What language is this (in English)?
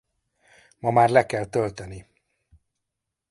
Hungarian